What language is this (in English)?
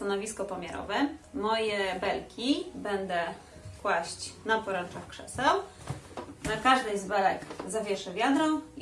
Polish